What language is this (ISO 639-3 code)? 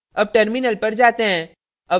hin